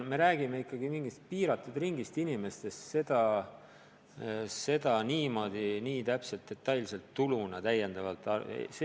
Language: Estonian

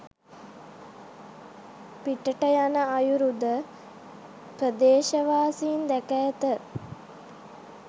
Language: Sinhala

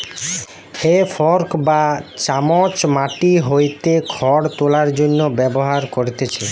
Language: Bangla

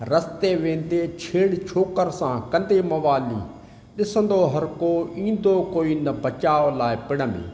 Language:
Sindhi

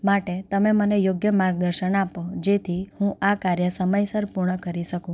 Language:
Gujarati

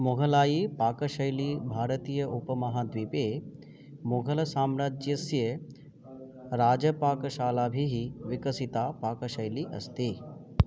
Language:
Sanskrit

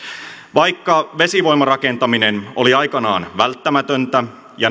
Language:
Finnish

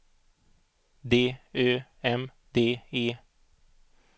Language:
Swedish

